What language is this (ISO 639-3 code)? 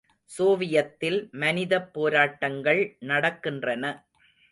tam